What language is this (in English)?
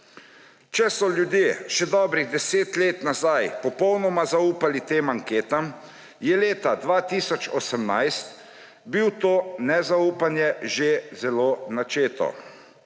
Slovenian